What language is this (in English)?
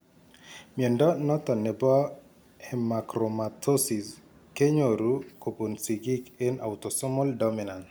Kalenjin